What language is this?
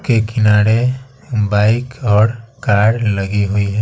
Hindi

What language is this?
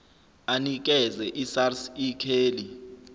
Zulu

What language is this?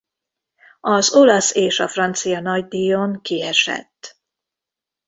Hungarian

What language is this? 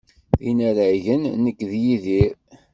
Kabyle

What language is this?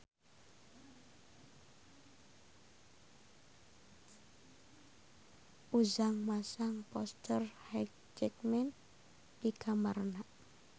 Sundanese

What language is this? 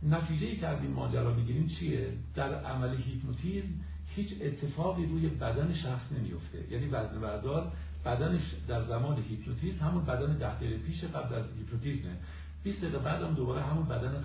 Persian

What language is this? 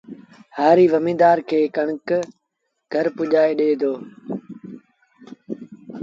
Sindhi Bhil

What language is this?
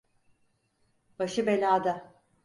Turkish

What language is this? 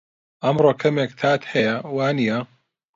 Central Kurdish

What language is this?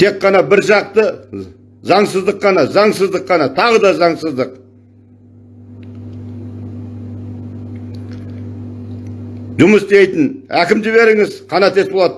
Turkish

